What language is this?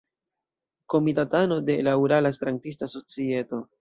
Esperanto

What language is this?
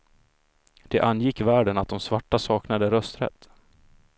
Swedish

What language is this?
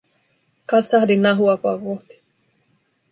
Finnish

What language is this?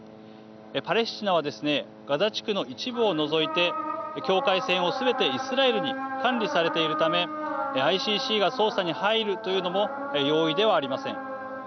Japanese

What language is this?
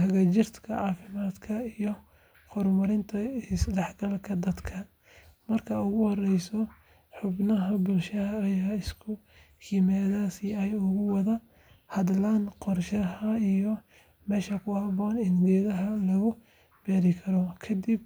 Somali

